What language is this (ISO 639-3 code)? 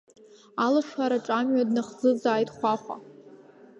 abk